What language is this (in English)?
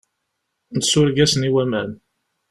Kabyle